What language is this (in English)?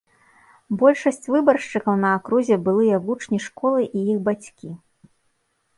Belarusian